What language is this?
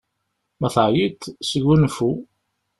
Kabyle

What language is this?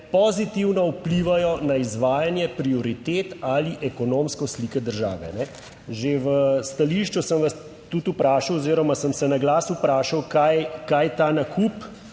Slovenian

